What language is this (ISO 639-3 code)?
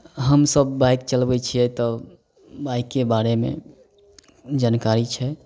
mai